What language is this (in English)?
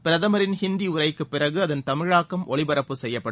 Tamil